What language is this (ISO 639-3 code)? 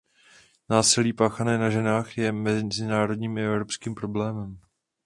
ces